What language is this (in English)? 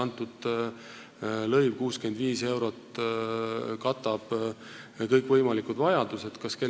Estonian